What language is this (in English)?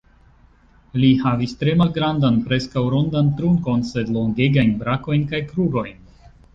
Esperanto